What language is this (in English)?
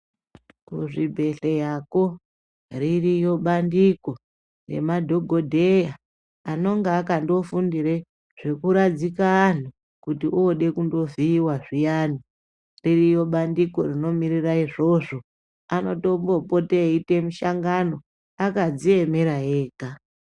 Ndau